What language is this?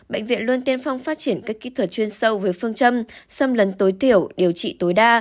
Vietnamese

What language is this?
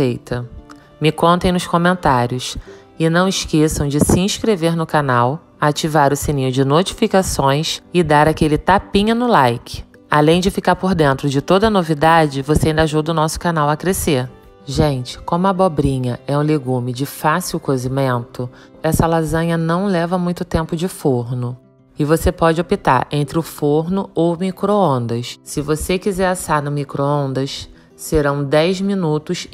Portuguese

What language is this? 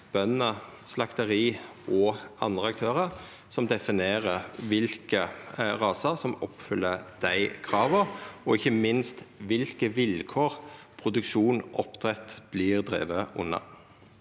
Norwegian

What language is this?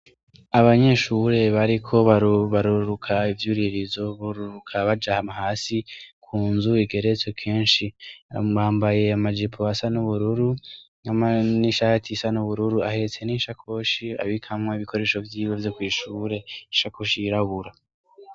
Rundi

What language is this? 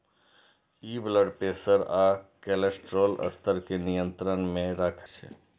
Maithili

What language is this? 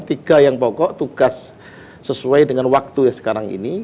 Indonesian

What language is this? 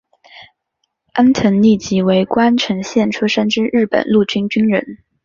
Chinese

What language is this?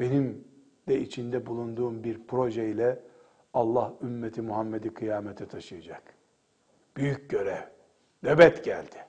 Turkish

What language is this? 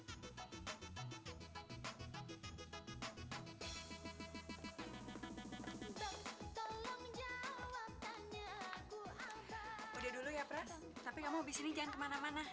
Indonesian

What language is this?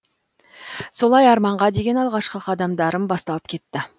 Kazakh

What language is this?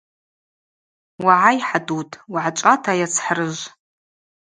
Abaza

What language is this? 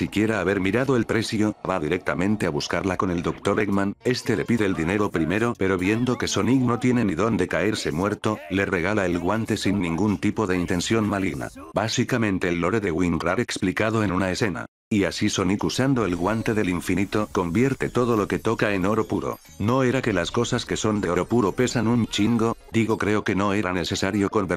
Spanish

